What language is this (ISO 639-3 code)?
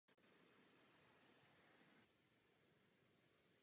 ces